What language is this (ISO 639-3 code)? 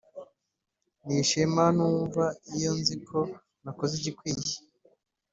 kin